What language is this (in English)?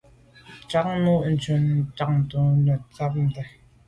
Medumba